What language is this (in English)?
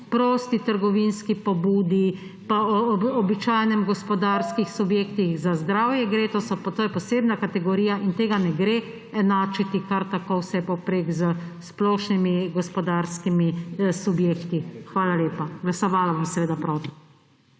Slovenian